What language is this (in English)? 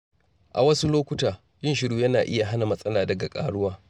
Hausa